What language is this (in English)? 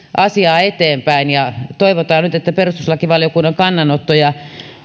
Finnish